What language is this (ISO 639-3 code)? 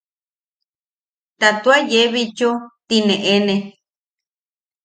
yaq